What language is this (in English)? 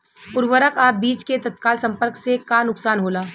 Bhojpuri